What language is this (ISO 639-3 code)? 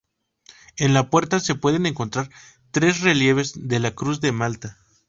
spa